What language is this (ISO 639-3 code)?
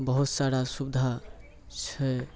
mai